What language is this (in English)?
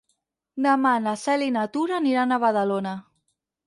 Catalan